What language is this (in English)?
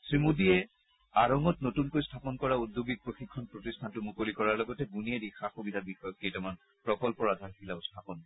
Assamese